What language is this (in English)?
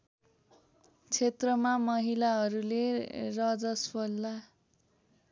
Nepali